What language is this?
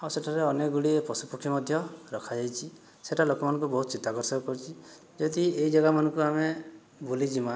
Odia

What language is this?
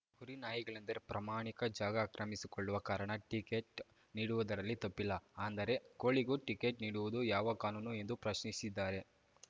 Kannada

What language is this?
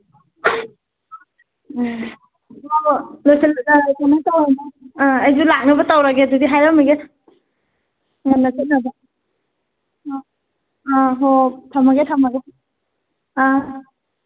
Manipuri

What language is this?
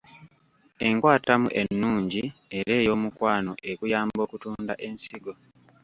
Ganda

